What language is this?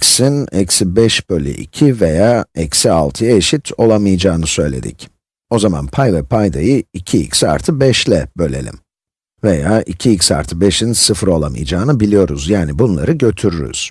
Turkish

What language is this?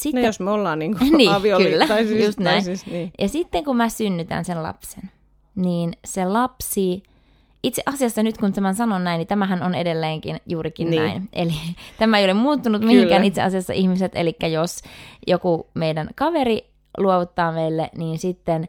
Finnish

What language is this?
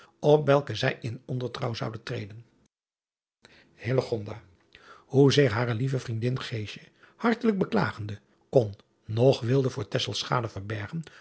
Dutch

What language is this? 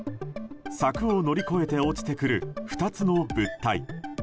Japanese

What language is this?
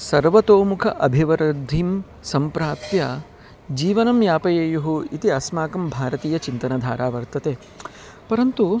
Sanskrit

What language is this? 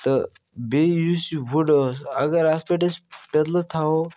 Kashmiri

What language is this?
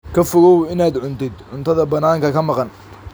Somali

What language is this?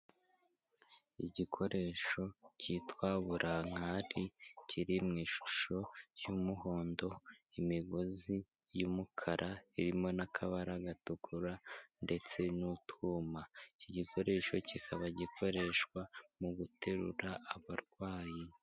Kinyarwanda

